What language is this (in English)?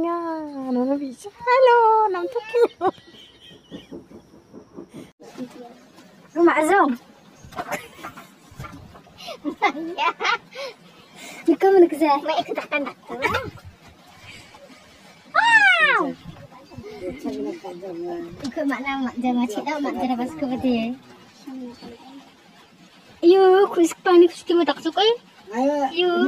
Arabic